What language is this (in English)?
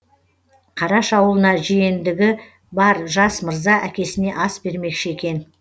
Kazakh